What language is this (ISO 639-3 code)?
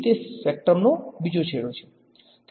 guj